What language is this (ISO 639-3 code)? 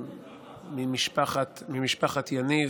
heb